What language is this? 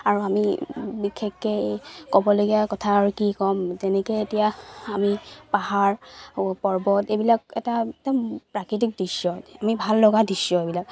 Assamese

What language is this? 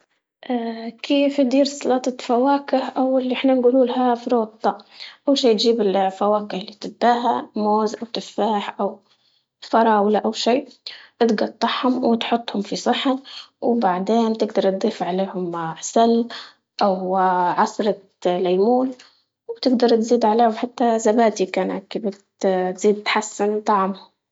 Libyan Arabic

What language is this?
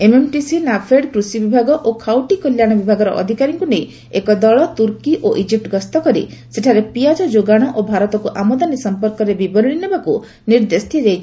Odia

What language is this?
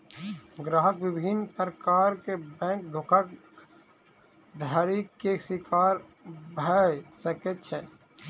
Maithili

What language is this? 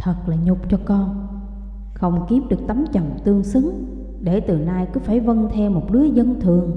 Vietnamese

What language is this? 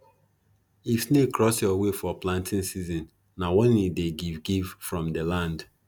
Nigerian Pidgin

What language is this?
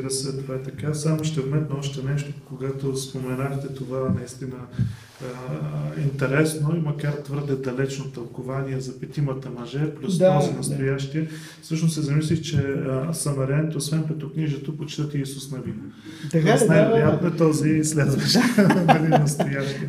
Bulgarian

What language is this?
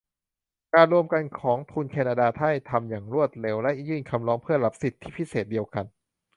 Thai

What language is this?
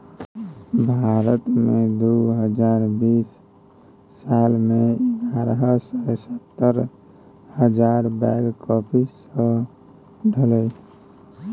Maithili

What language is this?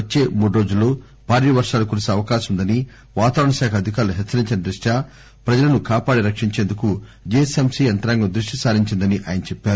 Telugu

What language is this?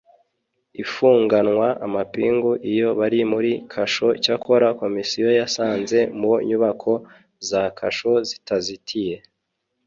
Kinyarwanda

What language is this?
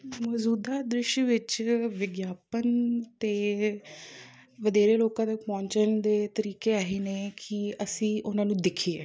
Punjabi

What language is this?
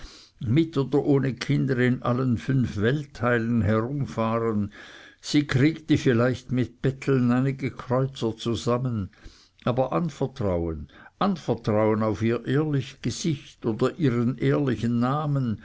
German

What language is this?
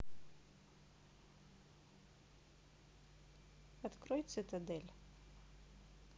Russian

